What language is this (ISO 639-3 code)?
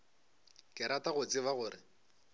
nso